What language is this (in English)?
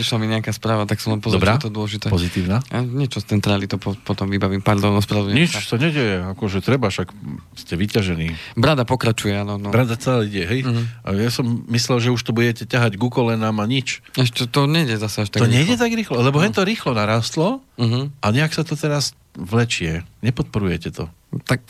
Slovak